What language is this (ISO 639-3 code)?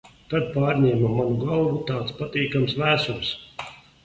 lav